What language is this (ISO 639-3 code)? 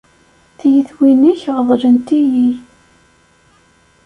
kab